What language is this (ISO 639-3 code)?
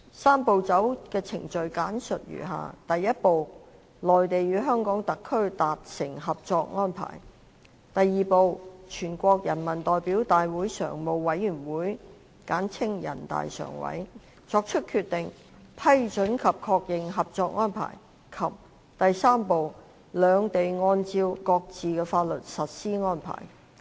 yue